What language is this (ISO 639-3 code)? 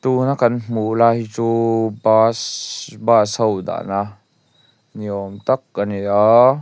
lus